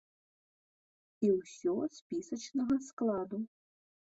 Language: Belarusian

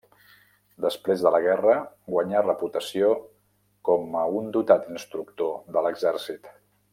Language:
Catalan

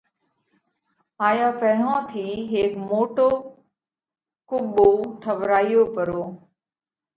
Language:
Parkari Koli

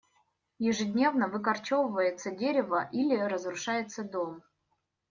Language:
Russian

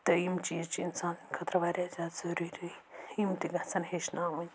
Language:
Kashmiri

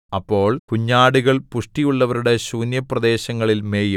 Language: Malayalam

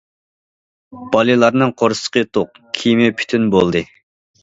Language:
Uyghur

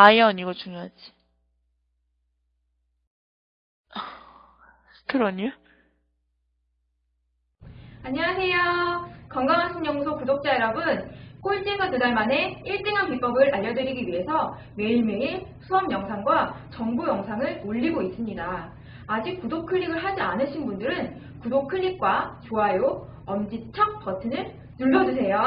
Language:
Korean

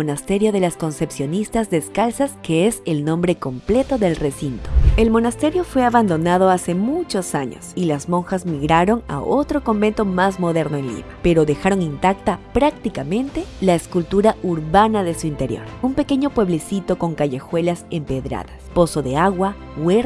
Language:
Spanish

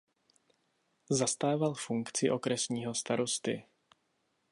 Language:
Czech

